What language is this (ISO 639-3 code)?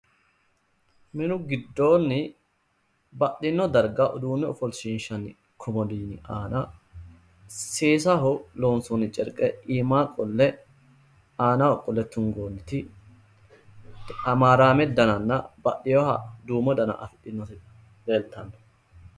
sid